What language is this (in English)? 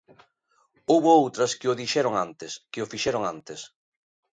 Galician